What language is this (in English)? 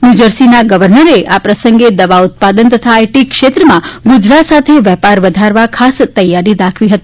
Gujarati